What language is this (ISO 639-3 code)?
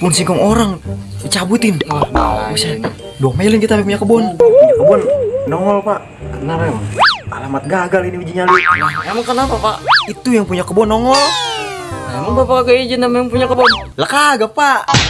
ind